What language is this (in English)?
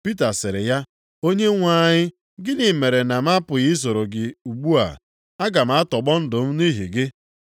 Igbo